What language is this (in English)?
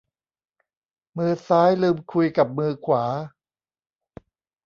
Thai